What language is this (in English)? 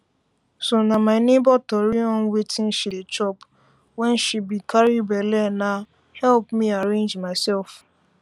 Nigerian Pidgin